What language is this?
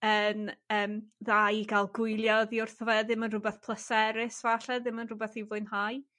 Welsh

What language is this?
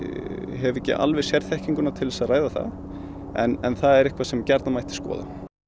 Icelandic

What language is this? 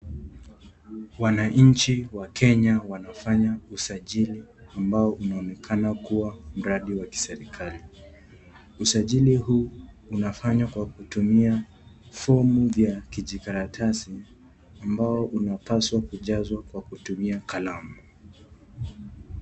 Swahili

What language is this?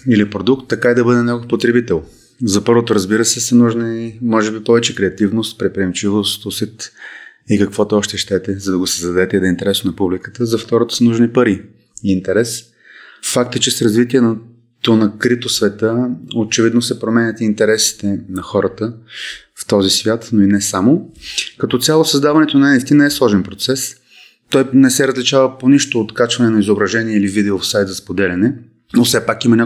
Bulgarian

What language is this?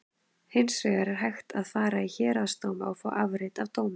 Icelandic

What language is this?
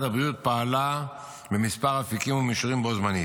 Hebrew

